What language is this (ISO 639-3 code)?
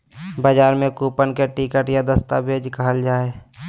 mag